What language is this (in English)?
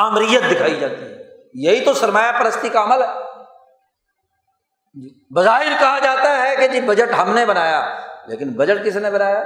Urdu